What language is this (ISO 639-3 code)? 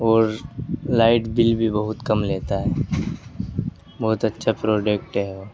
urd